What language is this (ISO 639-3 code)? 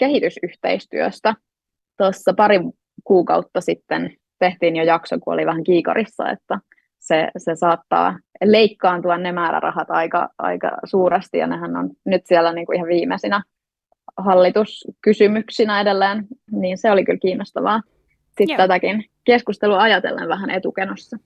fin